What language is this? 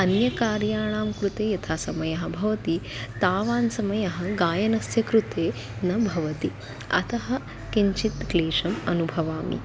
Sanskrit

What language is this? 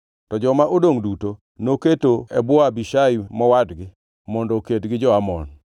Luo (Kenya and Tanzania)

